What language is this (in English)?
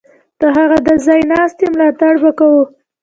Pashto